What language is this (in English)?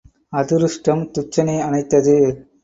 Tamil